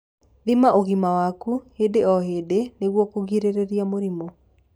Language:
Kikuyu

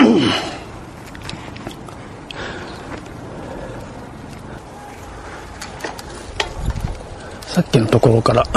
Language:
Japanese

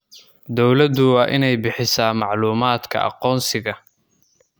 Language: Somali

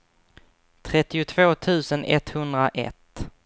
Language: Swedish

